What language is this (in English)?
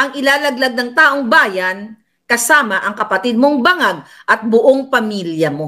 Filipino